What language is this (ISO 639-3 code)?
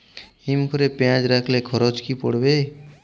ben